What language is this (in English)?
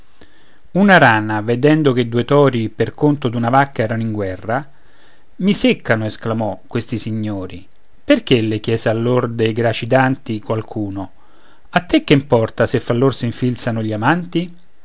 Italian